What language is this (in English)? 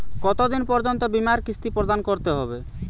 Bangla